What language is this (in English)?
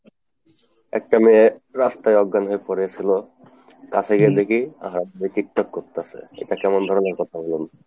Bangla